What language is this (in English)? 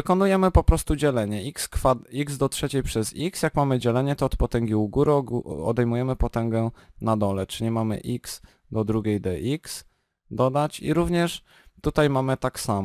Polish